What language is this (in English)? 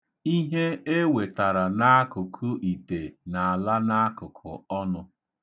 Igbo